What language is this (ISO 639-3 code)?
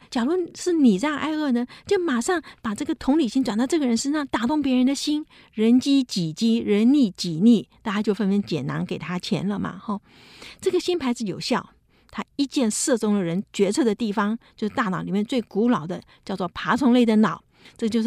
zho